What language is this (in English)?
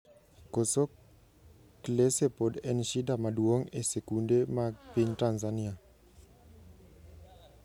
Luo (Kenya and Tanzania)